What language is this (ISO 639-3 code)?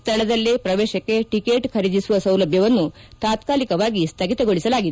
kan